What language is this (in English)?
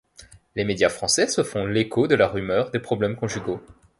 French